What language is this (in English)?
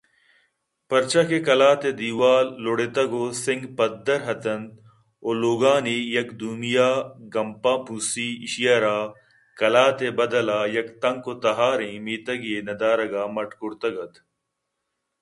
Eastern Balochi